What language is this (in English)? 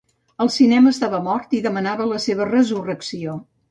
Catalan